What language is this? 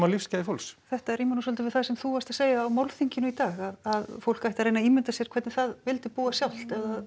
Icelandic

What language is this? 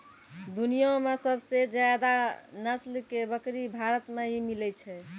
Maithili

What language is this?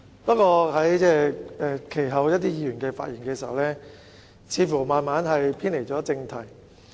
Cantonese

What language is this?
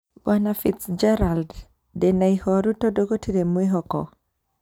Kikuyu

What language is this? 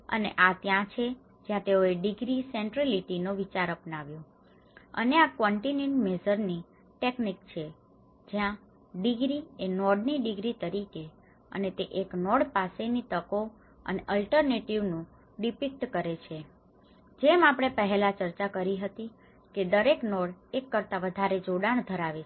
Gujarati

